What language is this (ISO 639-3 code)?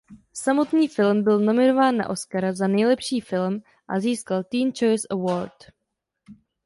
ces